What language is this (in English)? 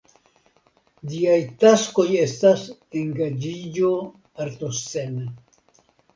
Esperanto